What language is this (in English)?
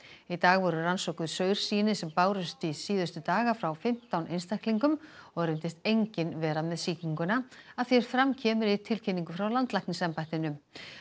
Icelandic